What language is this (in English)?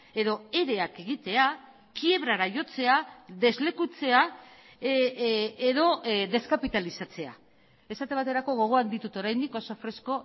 Basque